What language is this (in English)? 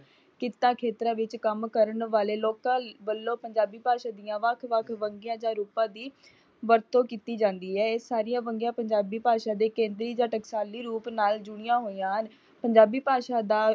Punjabi